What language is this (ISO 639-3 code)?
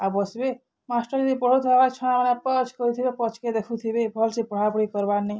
ori